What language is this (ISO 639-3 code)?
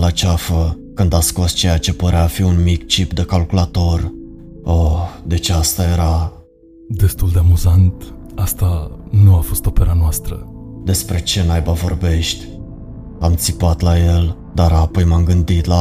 ron